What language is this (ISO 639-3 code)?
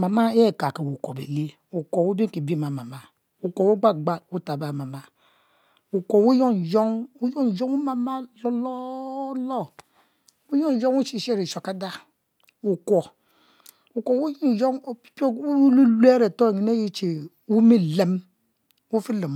mfo